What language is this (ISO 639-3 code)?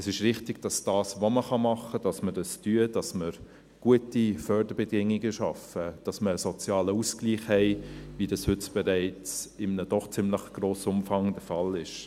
gsw